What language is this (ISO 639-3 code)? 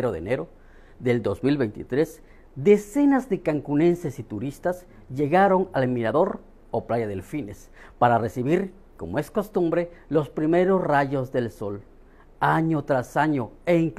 spa